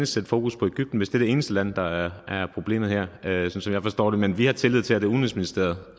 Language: Danish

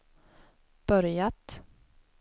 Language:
Swedish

